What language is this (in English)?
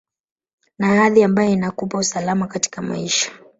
Swahili